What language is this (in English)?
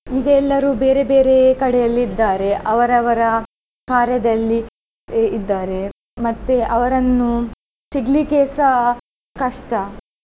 Kannada